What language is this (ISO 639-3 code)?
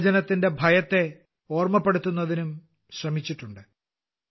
mal